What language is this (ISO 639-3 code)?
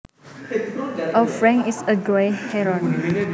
jav